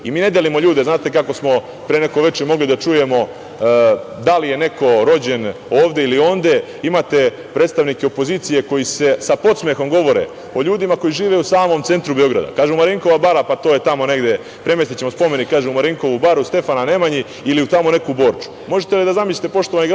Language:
Serbian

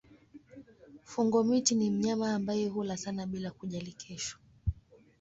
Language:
Swahili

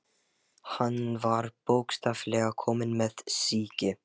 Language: Icelandic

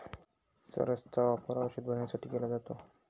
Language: Marathi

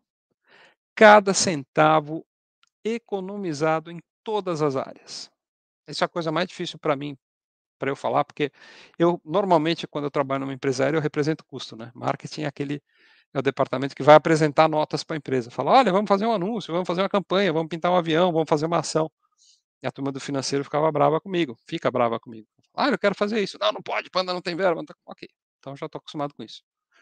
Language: Portuguese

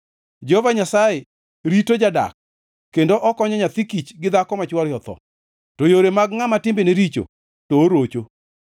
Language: Luo (Kenya and Tanzania)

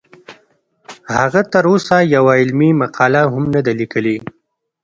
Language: Pashto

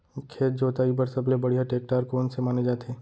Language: Chhattisgarhi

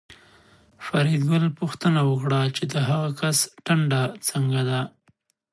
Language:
Pashto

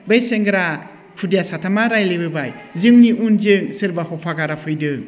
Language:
Bodo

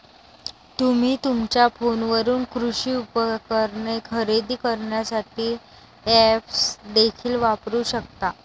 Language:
Marathi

